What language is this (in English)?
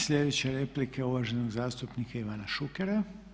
Croatian